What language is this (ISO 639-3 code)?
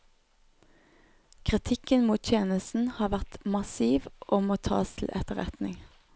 nor